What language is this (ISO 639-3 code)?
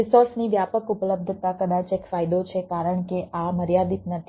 guj